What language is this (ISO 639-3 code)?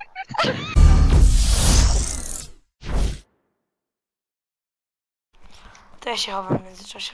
pol